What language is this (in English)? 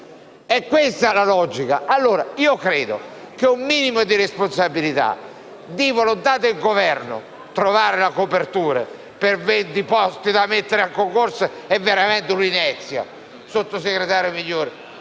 Italian